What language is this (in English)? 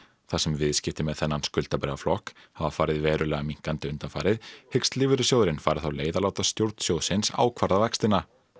Icelandic